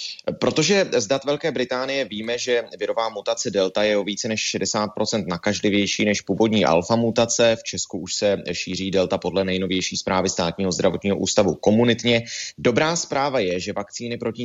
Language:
Czech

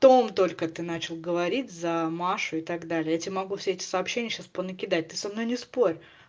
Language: Russian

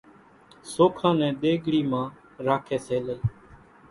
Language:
Kachi Koli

